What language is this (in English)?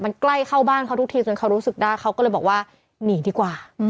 Thai